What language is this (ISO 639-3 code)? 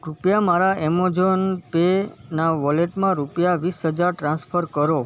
guj